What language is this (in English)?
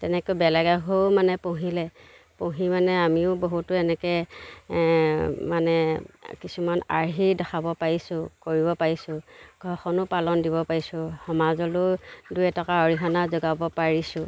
Assamese